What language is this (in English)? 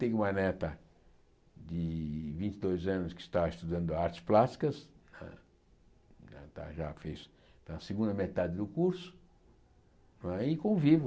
Portuguese